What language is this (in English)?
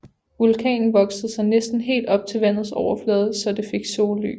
Danish